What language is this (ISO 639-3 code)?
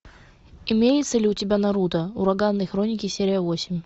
rus